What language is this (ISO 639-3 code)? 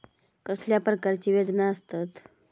mar